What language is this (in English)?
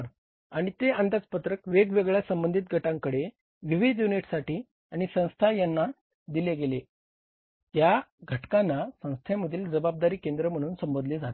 Marathi